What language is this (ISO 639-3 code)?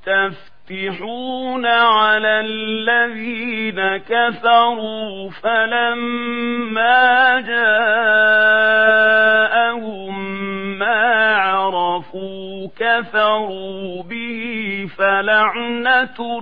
ara